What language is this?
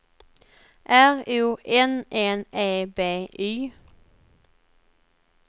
Swedish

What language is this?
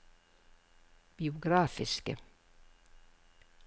Norwegian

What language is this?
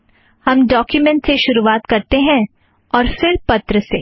Hindi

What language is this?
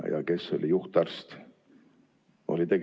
Estonian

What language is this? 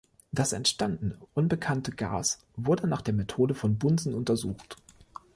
German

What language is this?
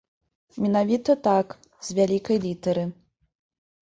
Belarusian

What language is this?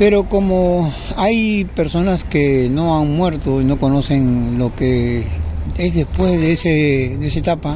Spanish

